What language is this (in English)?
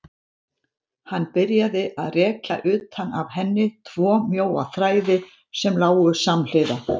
Icelandic